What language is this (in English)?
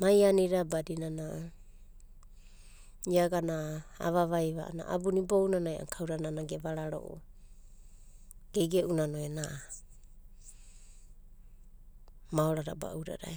Abadi